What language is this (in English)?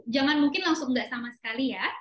Indonesian